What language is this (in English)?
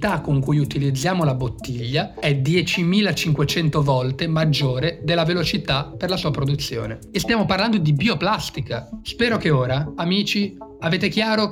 Italian